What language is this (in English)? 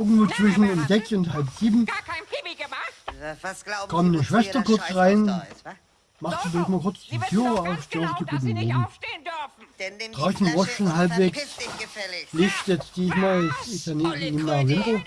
German